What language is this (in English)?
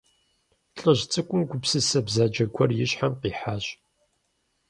Kabardian